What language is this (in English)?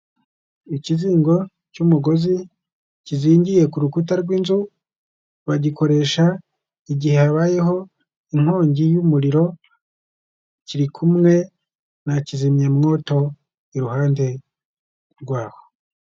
Kinyarwanda